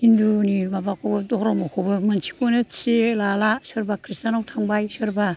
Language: Bodo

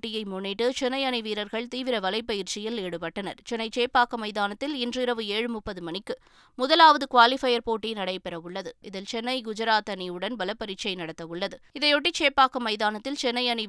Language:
Tamil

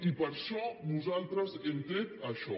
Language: Catalan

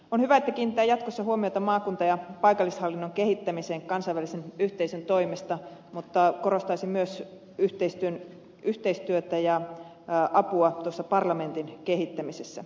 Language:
Finnish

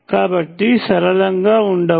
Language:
Telugu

